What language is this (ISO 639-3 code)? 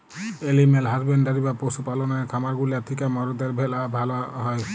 ben